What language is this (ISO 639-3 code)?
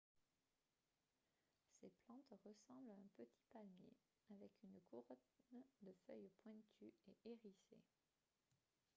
fra